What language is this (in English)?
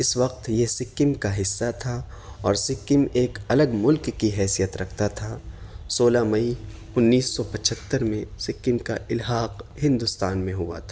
Urdu